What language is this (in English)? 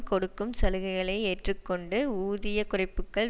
Tamil